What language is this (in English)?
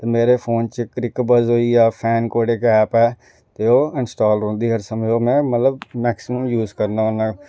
Dogri